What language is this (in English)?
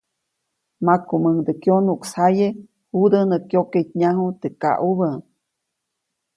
Copainalá Zoque